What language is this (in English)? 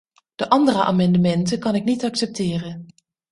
Dutch